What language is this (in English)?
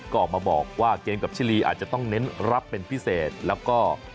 Thai